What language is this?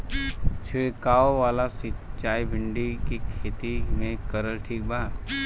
Bhojpuri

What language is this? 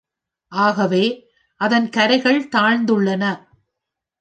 Tamil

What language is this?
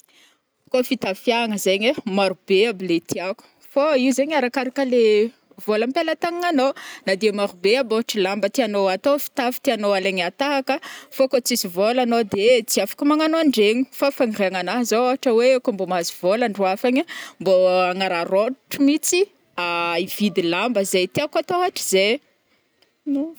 Northern Betsimisaraka Malagasy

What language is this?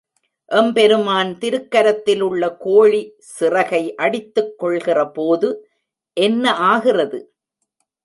Tamil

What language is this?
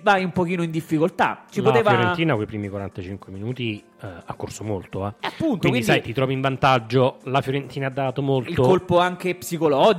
Italian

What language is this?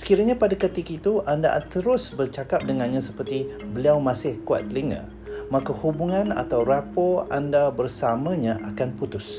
Malay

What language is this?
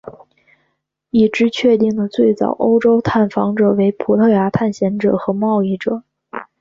Chinese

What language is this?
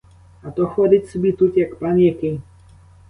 Ukrainian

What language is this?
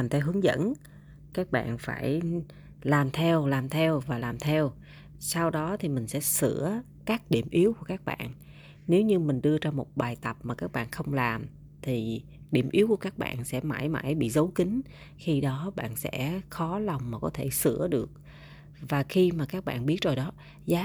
Vietnamese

